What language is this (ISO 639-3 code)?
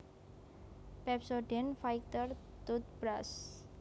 jav